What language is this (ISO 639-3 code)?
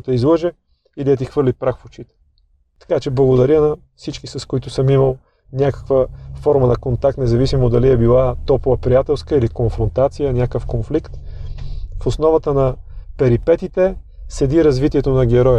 bul